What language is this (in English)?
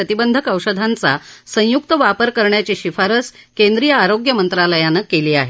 Marathi